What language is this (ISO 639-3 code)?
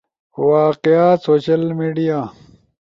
ush